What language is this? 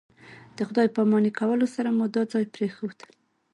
Pashto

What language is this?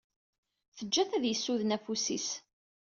Kabyle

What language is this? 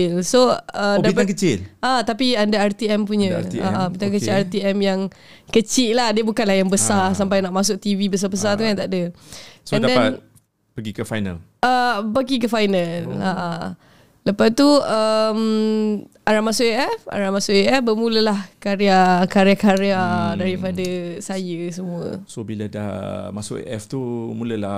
Malay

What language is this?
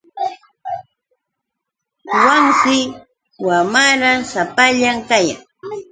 Yauyos Quechua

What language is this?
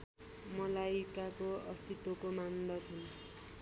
Nepali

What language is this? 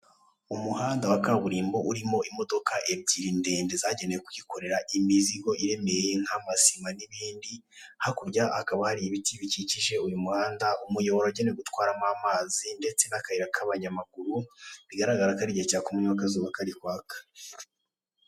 Kinyarwanda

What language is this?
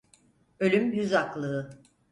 Turkish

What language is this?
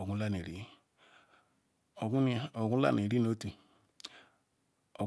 Ikwere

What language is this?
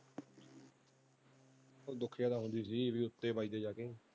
Punjabi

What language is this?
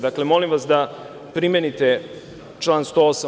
Serbian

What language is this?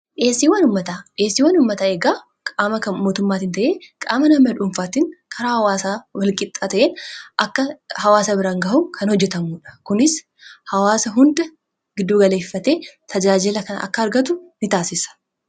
Oromo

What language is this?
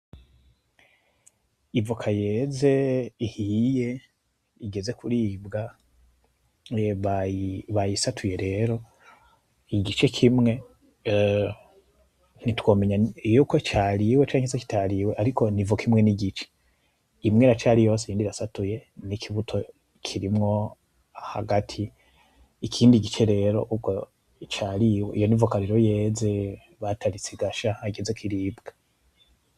Rundi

